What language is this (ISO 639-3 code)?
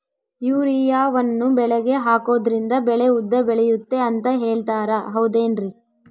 kan